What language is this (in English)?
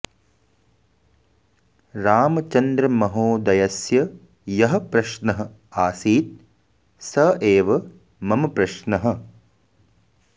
Sanskrit